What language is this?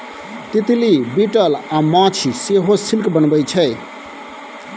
Maithili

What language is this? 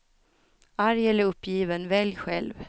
Swedish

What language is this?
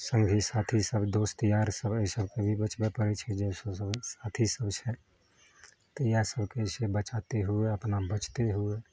Maithili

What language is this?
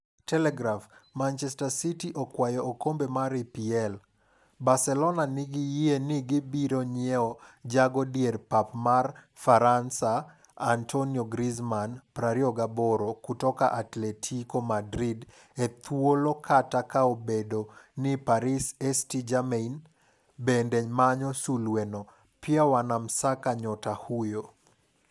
Luo (Kenya and Tanzania)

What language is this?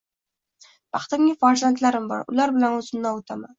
Uzbek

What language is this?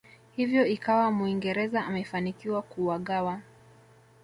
Swahili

